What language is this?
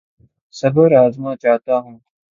Urdu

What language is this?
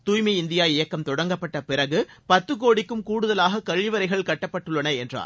Tamil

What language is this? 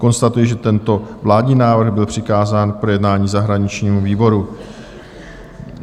Czech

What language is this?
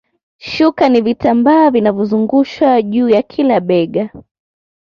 Swahili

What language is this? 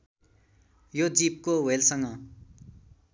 Nepali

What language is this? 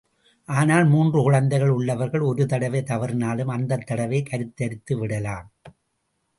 Tamil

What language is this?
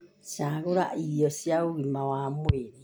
Kikuyu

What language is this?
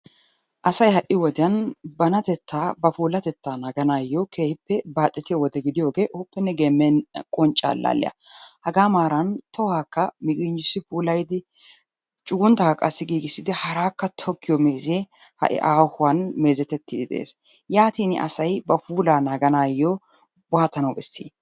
Wolaytta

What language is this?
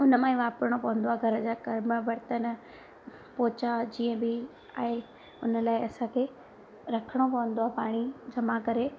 Sindhi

